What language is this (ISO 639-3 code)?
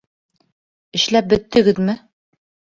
bak